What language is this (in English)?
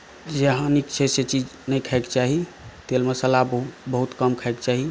Maithili